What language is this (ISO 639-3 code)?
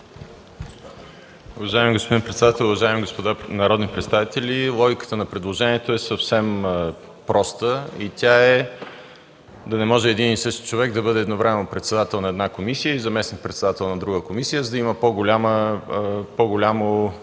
bul